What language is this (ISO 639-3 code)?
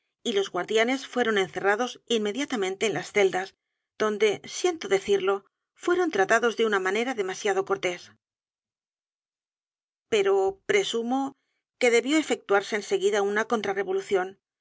spa